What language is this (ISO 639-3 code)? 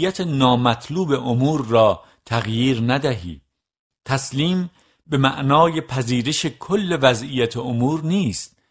fas